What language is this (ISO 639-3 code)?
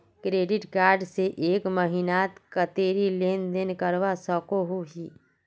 mag